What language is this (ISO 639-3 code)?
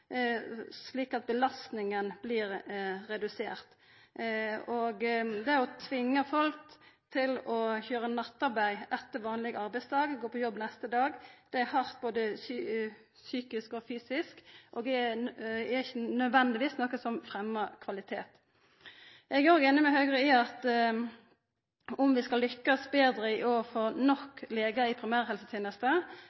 nno